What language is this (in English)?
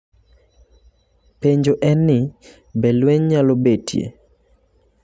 Luo (Kenya and Tanzania)